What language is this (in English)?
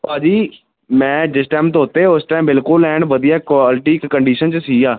Punjabi